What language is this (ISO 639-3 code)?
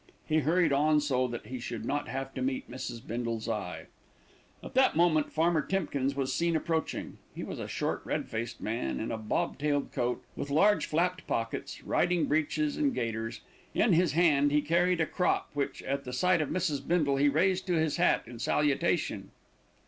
eng